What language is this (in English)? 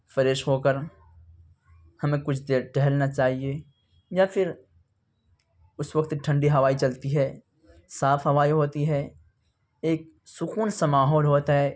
Urdu